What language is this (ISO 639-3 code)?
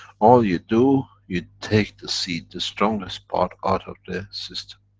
eng